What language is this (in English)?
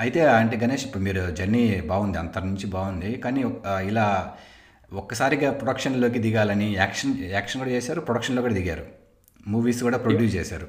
Telugu